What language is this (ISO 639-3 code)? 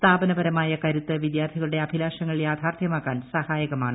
mal